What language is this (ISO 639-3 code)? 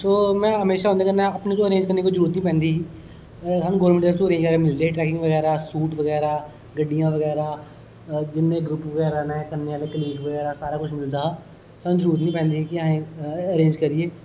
doi